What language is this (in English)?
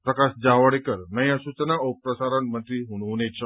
Nepali